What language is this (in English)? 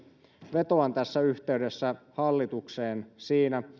Finnish